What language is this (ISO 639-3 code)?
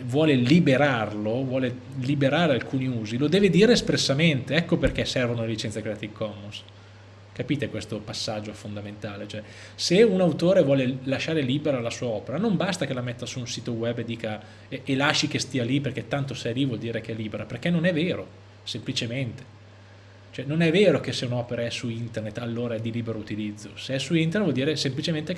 ita